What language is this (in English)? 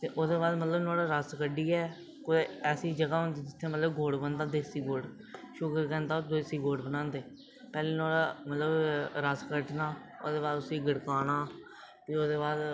Dogri